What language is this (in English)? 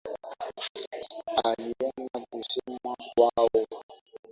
Swahili